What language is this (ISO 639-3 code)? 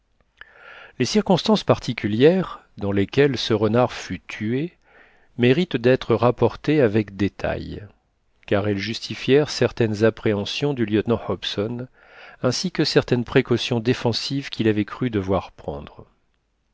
fra